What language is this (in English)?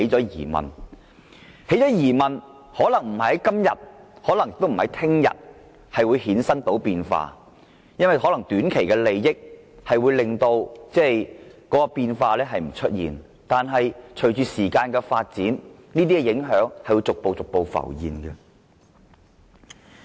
Cantonese